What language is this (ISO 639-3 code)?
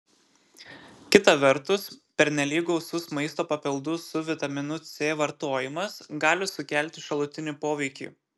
lit